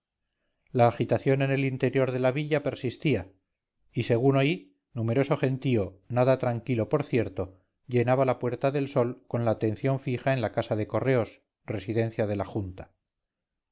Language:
Spanish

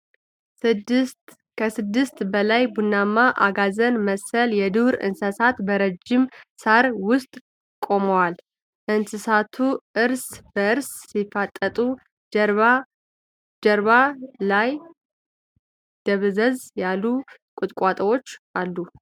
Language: Amharic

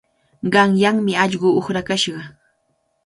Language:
Cajatambo North Lima Quechua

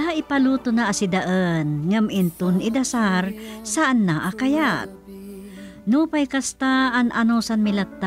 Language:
Filipino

